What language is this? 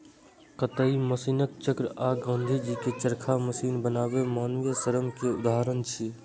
Maithili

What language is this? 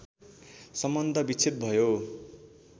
Nepali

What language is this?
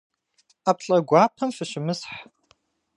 Kabardian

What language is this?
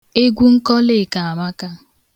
Igbo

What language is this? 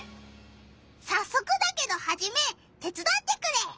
Japanese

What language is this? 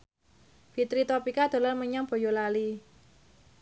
Javanese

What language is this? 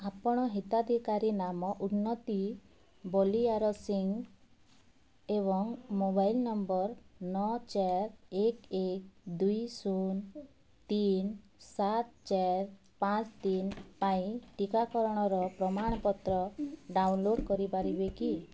Odia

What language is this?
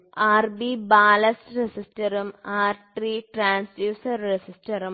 Malayalam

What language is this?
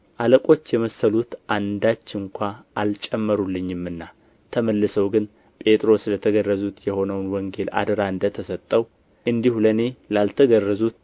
Amharic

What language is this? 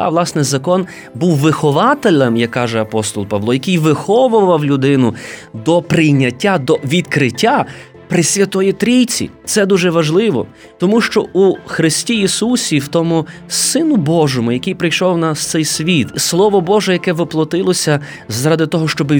Ukrainian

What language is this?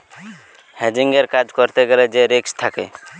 Bangla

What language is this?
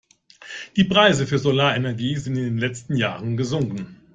German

